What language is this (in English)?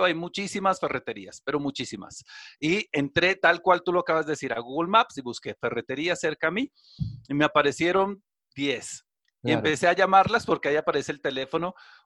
Spanish